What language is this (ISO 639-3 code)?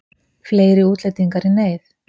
isl